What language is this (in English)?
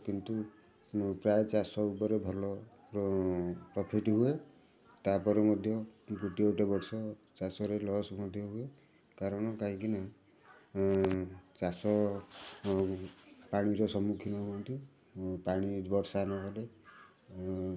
Odia